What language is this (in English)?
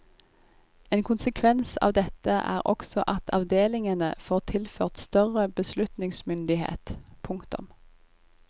Norwegian